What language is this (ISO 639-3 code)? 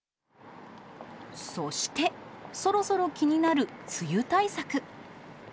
jpn